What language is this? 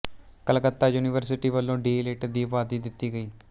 Punjabi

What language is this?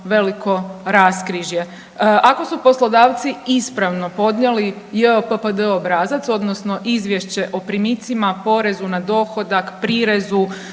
Croatian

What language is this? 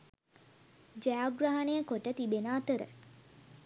Sinhala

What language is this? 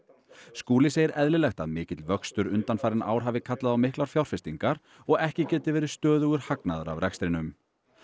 Icelandic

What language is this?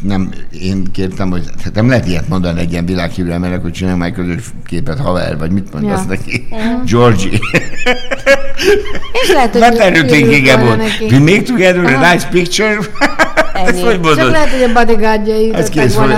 Hungarian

